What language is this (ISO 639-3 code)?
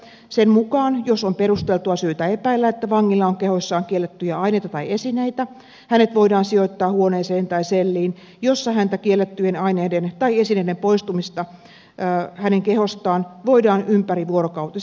fin